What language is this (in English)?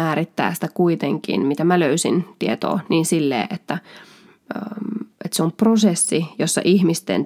Finnish